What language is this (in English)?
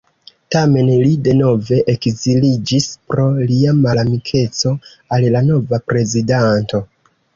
Esperanto